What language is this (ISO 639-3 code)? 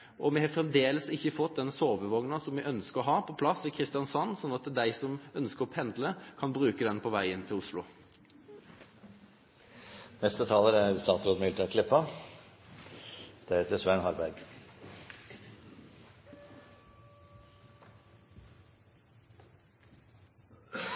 nor